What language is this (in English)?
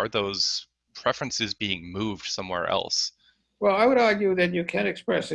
English